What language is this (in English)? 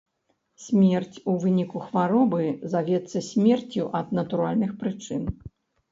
Belarusian